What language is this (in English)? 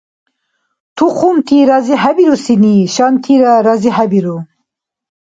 Dargwa